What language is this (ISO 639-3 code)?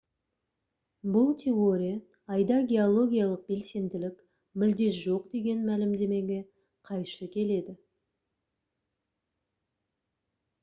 kaz